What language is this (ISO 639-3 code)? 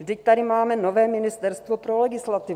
ces